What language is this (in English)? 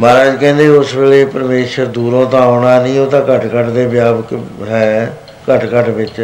Punjabi